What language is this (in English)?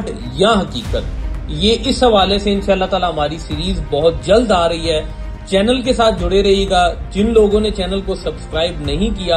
Hindi